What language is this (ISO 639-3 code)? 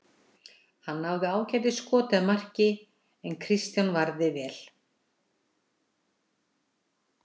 isl